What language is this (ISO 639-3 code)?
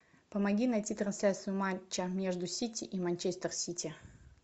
rus